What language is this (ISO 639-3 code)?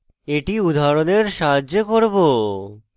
ben